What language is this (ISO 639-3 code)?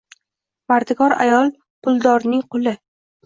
uzb